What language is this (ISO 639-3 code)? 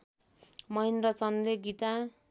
nep